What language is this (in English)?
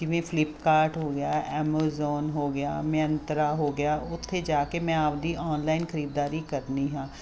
Punjabi